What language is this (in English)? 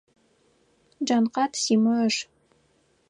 Adyghe